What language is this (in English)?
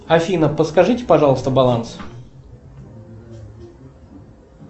Russian